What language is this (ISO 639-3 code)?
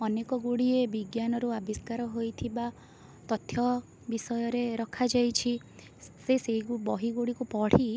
ori